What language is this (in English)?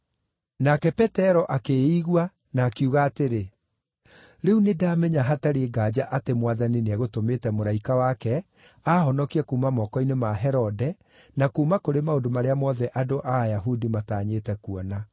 Kikuyu